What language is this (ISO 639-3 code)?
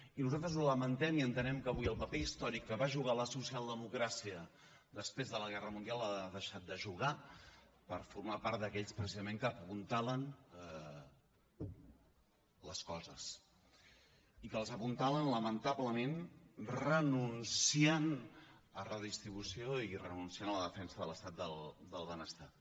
cat